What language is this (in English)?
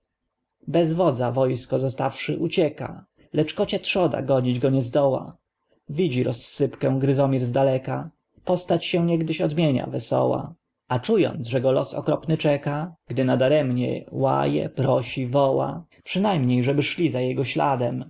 Polish